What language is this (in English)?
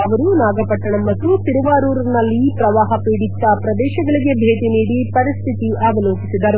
Kannada